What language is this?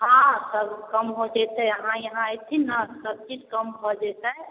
Maithili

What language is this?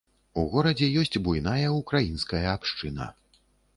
Belarusian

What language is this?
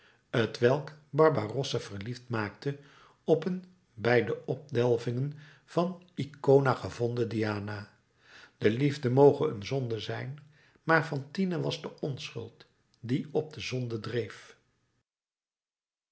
Dutch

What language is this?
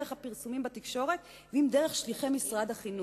Hebrew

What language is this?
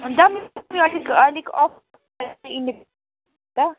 Nepali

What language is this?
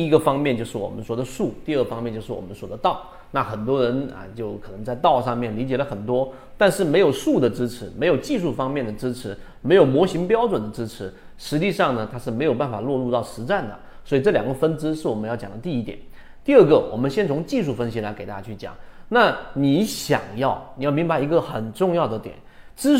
Chinese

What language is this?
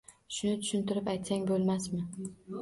Uzbek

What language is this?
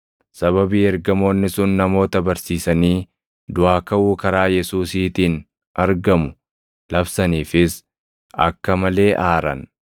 Oromo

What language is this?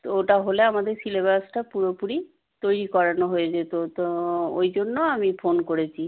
Bangla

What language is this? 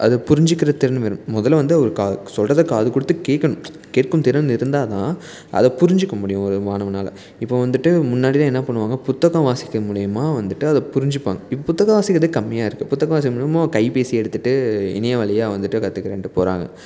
Tamil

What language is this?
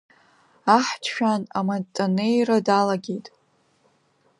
Abkhazian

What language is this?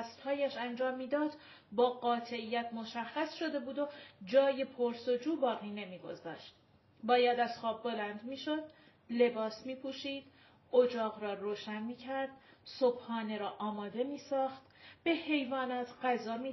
Persian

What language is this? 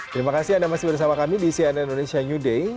Indonesian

